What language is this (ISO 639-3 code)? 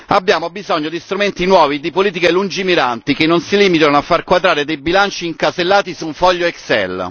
ita